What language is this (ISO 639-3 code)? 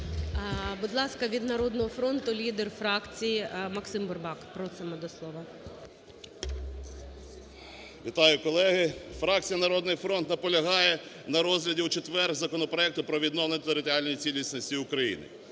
ukr